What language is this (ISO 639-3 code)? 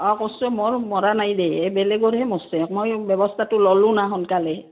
asm